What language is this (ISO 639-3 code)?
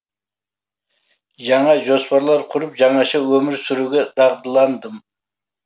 kaz